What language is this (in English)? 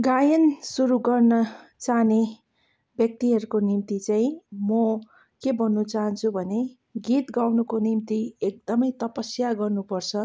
Nepali